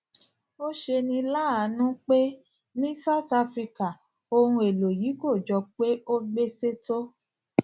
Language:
Yoruba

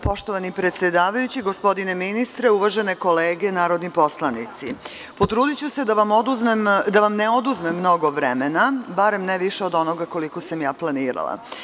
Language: Serbian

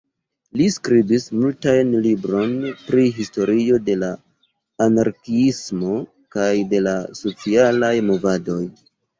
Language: Esperanto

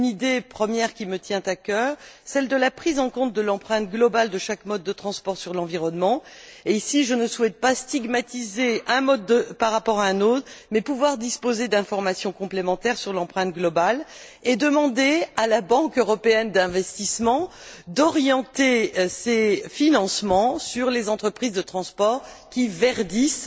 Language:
French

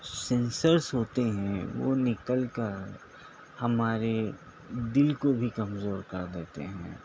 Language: Urdu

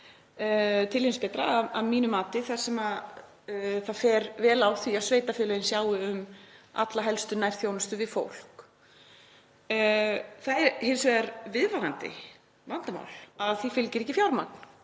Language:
Icelandic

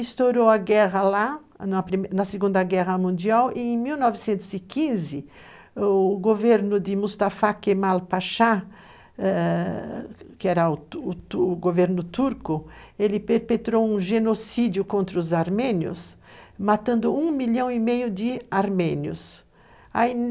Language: Portuguese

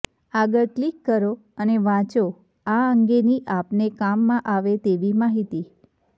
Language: Gujarati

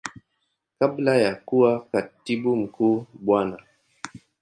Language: Swahili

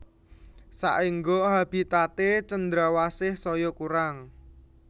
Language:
Javanese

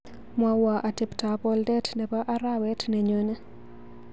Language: Kalenjin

